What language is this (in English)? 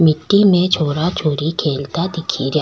Rajasthani